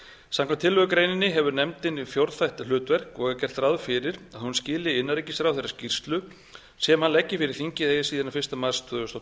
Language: Icelandic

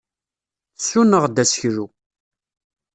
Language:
Kabyle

